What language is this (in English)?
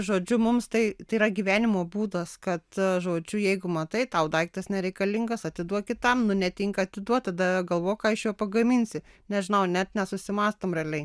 Lithuanian